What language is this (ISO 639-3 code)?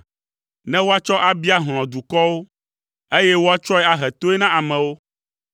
ewe